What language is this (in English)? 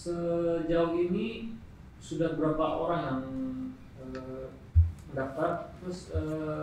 Indonesian